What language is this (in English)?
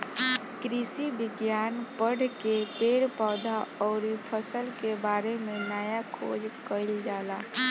Bhojpuri